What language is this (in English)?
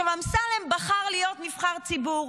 Hebrew